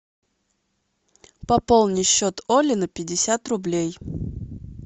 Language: Russian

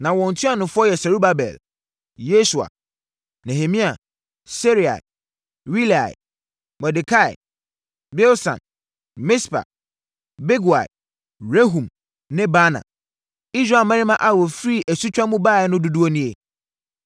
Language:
Akan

